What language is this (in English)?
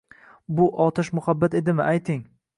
Uzbek